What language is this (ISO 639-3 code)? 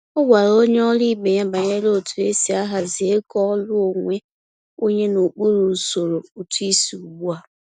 ibo